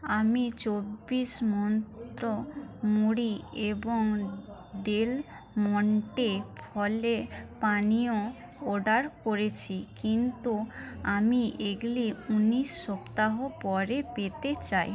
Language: Bangla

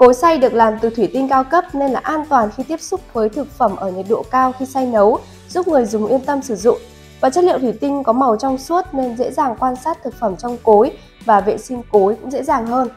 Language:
Vietnamese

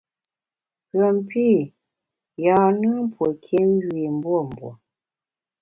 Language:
Bamun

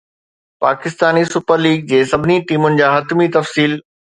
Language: Sindhi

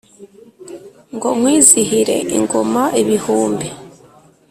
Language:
Kinyarwanda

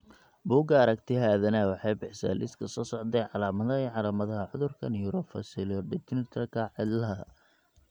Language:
Somali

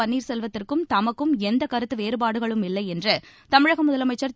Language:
Tamil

